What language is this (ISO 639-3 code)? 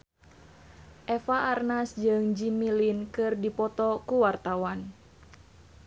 sun